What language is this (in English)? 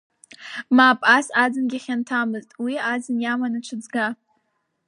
Abkhazian